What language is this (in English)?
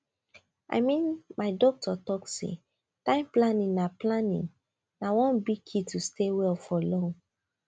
Nigerian Pidgin